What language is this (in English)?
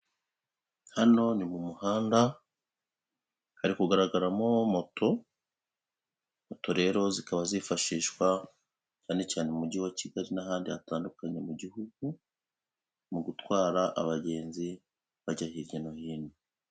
Kinyarwanda